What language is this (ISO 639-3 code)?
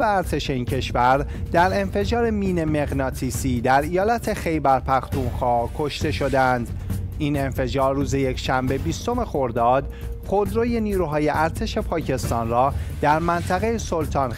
fas